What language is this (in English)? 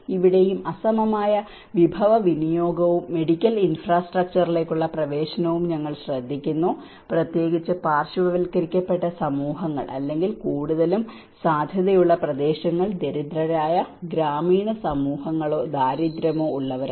Malayalam